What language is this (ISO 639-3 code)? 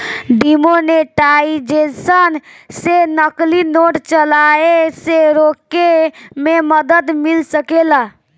bho